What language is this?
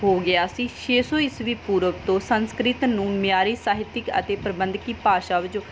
Punjabi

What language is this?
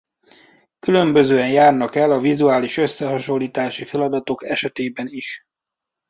Hungarian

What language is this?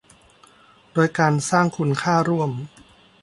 Thai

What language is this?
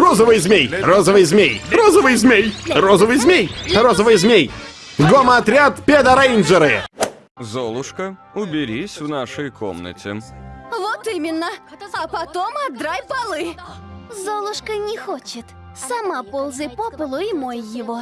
Russian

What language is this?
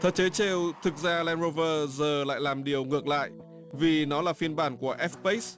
Vietnamese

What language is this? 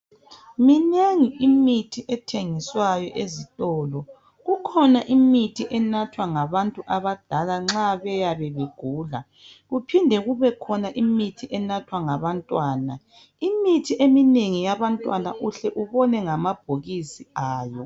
North Ndebele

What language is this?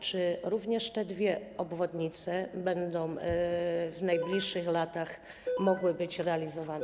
Polish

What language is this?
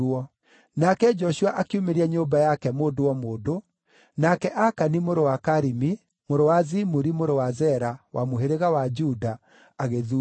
Kikuyu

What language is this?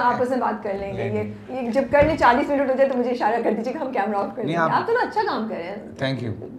Urdu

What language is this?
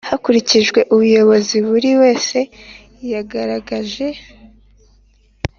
Kinyarwanda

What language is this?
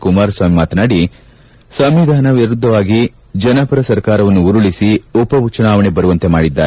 Kannada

